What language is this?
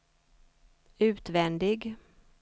Swedish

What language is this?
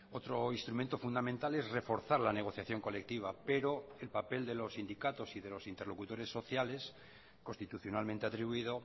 Spanish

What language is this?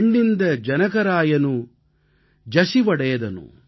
Tamil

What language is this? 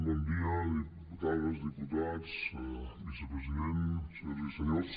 Catalan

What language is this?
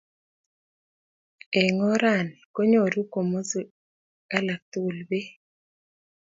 Kalenjin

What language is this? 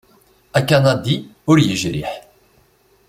Kabyle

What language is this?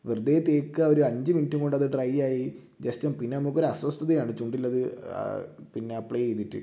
Malayalam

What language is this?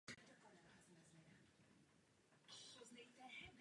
Czech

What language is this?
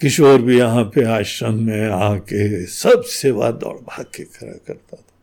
Hindi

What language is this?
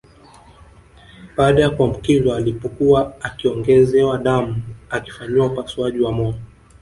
Swahili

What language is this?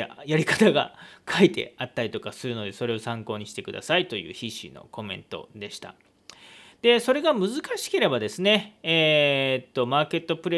Japanese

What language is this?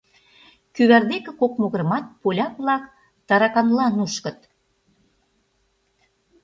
Mari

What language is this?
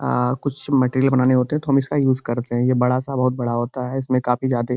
Hindi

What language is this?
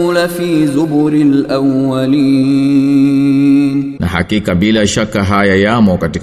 Swahili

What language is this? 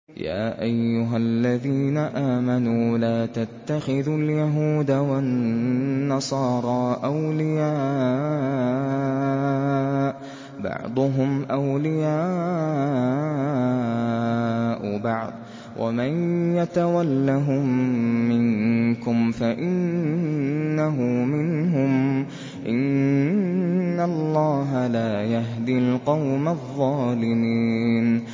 Arabic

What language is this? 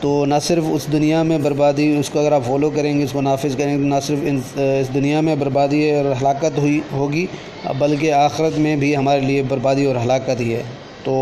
Urdu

